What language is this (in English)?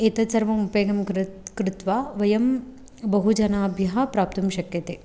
Sanskrit